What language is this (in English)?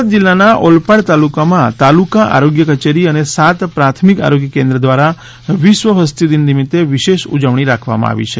Gujarati